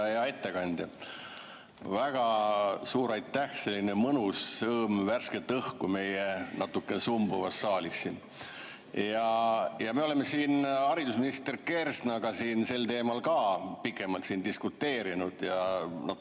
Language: Estonian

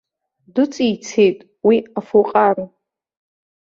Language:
Abkhazian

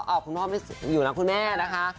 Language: Thai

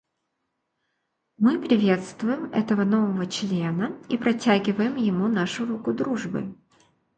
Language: Russian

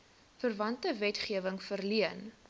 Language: Afrikaans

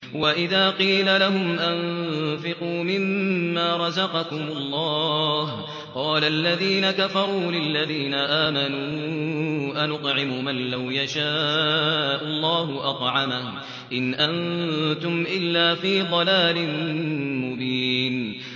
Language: Arabic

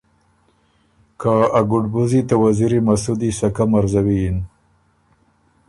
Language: Ormuri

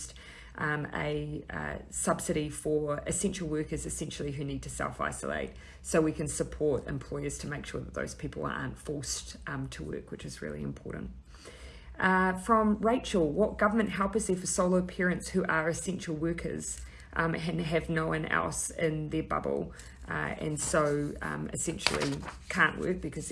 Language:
English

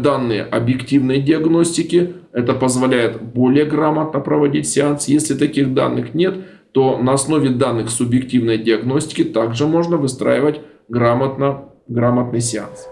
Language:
Russian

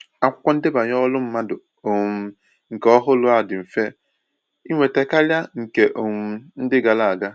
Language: Igbo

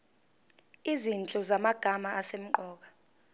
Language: Zulu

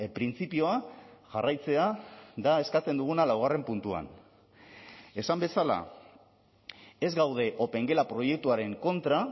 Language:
Basque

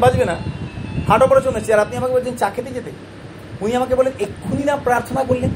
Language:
Bangla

